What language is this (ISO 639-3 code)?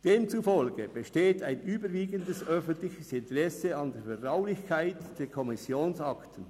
gsw